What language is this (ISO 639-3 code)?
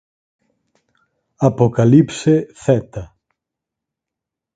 glg